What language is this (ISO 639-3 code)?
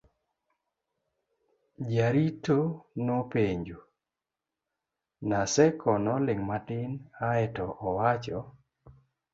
luo